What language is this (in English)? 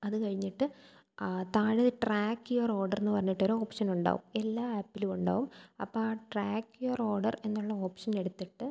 Malayalam